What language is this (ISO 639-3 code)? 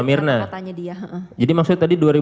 ind